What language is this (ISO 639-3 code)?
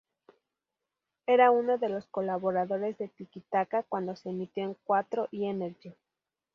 spa